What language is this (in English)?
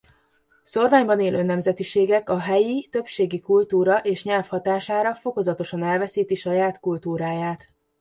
Hungarian